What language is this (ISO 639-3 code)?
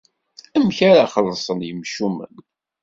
kab